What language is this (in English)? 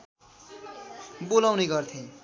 Nepali